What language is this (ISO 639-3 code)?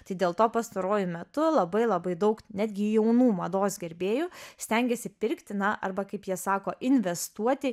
lit